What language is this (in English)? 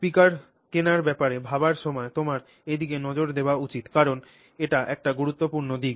Bangla